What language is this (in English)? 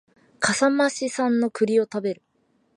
Japanese